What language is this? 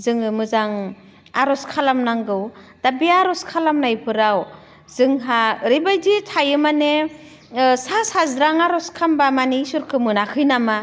Bodo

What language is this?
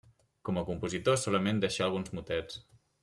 Catalan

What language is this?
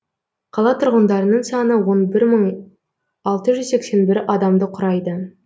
Kazakh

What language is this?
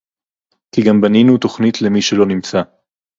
Hebrew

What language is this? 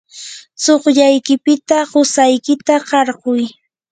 Yanahuanca Pasco Quechua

